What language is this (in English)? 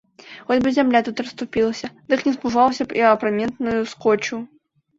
Belarusian